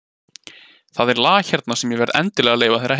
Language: Icelandic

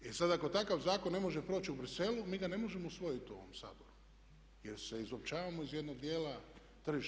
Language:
Croatian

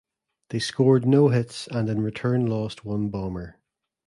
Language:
English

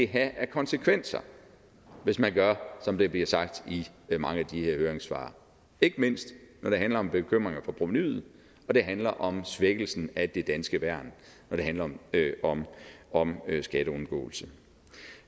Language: Danish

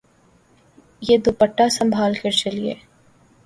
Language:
Urdu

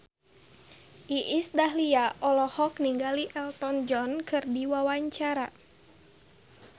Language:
Sundanese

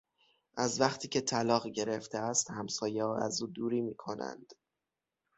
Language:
Persian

